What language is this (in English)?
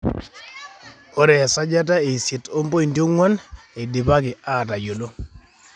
Masai